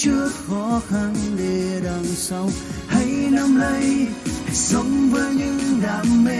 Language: Vietnamese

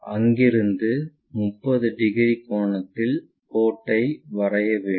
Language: Tamil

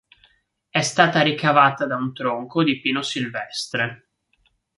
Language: Italian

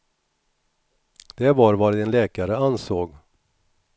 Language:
Swedish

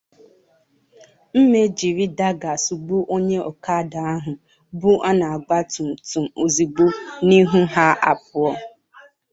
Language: Igbo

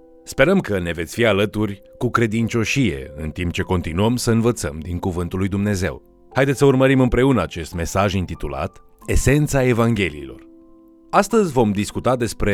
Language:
Romanian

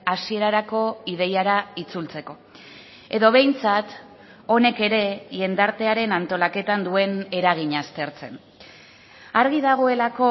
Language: Basque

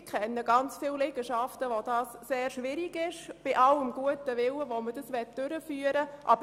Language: Swiss German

